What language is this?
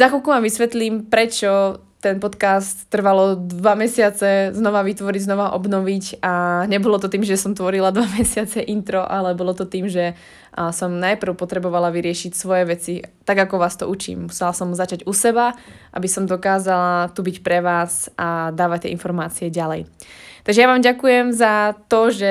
Slovak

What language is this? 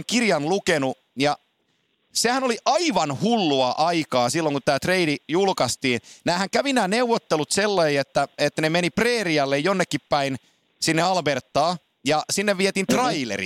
Finnish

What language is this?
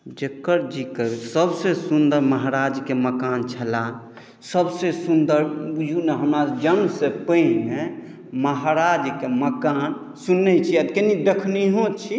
Maithili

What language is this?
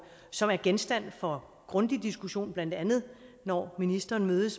Danish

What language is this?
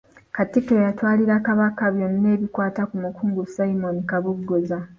Ganda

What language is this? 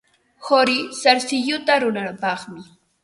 Ambo-Pasco Quechua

